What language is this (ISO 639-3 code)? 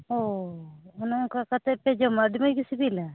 sat